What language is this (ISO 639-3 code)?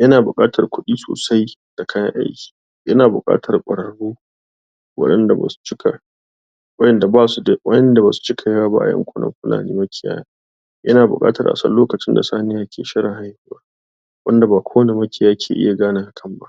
hau